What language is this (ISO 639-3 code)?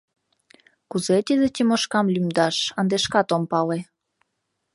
chm